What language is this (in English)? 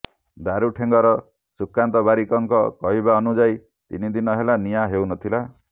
Odia